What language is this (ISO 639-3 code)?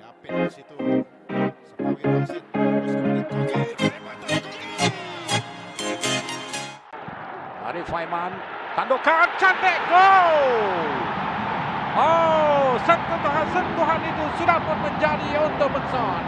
msa